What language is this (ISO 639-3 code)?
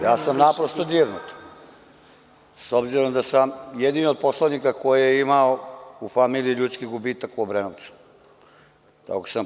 srp